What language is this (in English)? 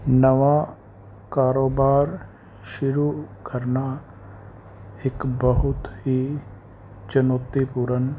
Punjabi